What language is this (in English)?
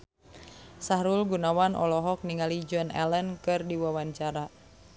Sundanese